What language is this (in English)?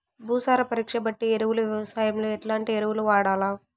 Telugu